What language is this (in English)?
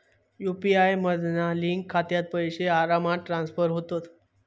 Marathi